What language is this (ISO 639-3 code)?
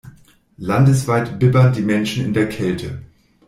deu